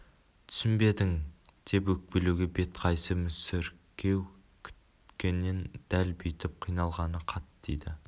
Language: Kazakh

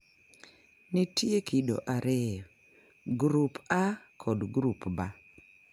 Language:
Luo (Kenya and Tanzania)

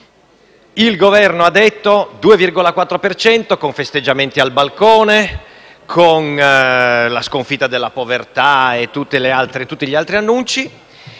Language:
Italian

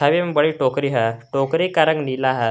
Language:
Hindi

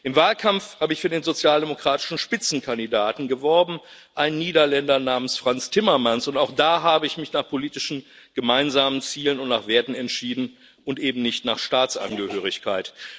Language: German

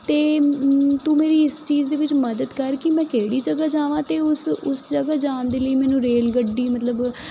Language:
Punjabi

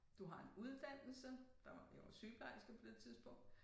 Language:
Danish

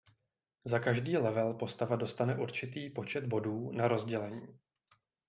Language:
Czech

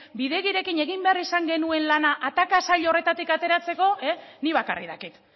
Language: Basque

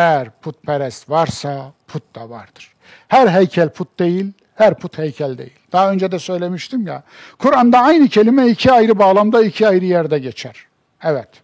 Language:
Turkish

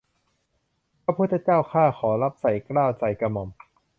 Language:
Thai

